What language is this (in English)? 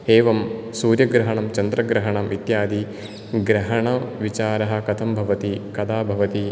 Sanskrit